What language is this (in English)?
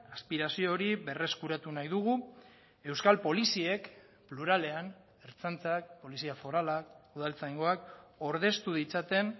Basque